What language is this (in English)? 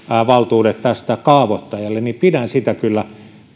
Finnish